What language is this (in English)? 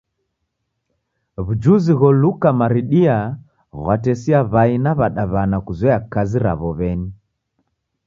Taita